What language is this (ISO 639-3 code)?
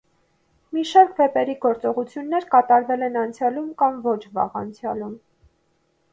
hye